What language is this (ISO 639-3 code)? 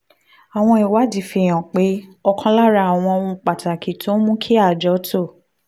yor